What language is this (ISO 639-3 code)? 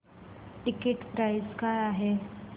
mar